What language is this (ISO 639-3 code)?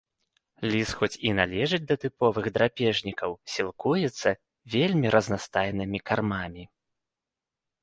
bel